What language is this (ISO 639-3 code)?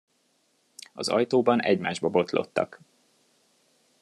hun